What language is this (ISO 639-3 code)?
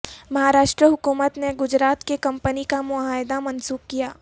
urd